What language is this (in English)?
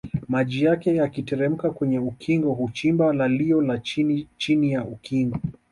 Swahili